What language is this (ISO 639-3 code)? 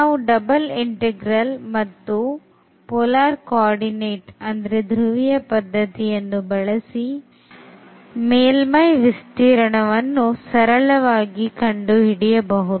kan